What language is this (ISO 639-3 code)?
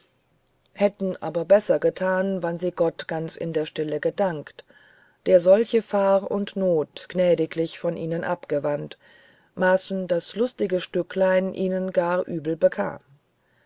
deu